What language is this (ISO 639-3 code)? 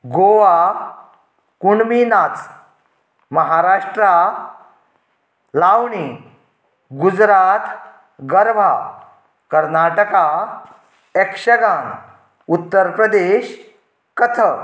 kok